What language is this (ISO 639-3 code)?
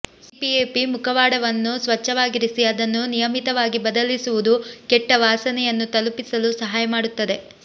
kan